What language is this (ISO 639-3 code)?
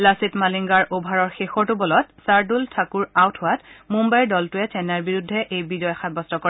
asm